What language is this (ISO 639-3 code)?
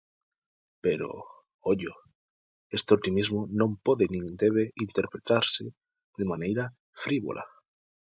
glg